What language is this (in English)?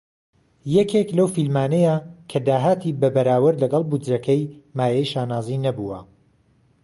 Central Kurdish